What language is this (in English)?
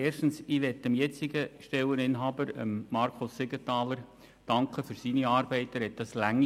Swiss German